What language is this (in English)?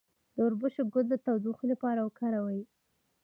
Pashto